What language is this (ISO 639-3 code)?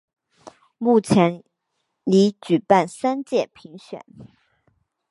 zho